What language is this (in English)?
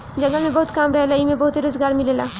Bhojpuri